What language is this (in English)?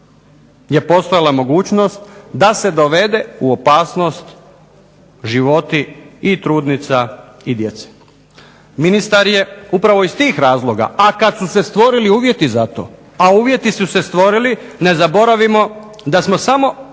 Croatian